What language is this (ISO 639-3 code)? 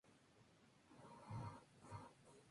spa